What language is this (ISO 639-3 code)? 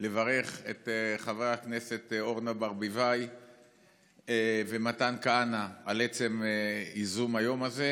heb